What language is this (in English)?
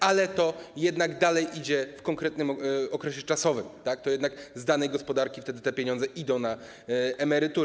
Polish